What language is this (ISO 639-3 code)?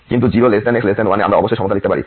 ben